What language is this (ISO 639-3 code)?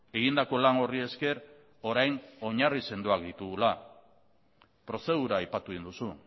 eus